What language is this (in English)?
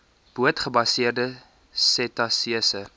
Afrikaans